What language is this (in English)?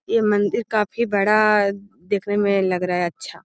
Magahi